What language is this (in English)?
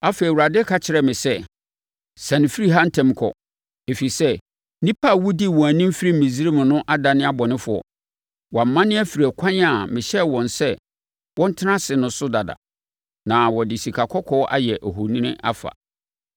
Akan